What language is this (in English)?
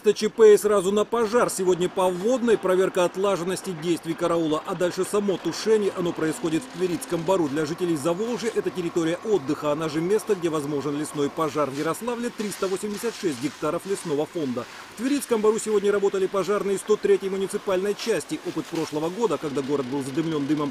Russian